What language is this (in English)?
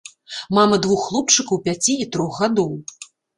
Belarusian